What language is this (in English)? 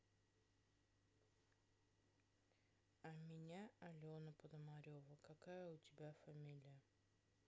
Russian